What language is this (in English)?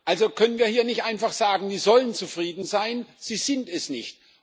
German